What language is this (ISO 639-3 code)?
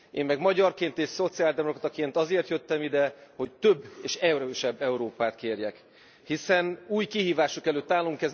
hun